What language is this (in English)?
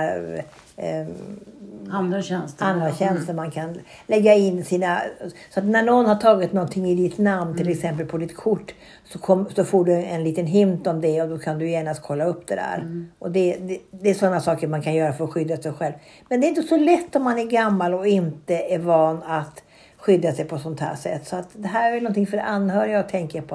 Swedish